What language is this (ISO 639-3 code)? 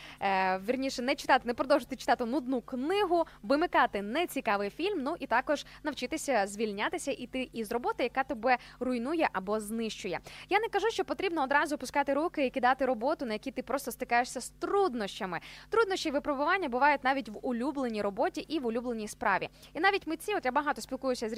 ukr